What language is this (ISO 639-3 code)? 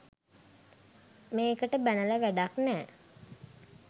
sin